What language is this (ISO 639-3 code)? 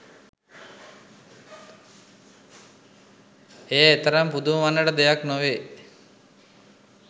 sin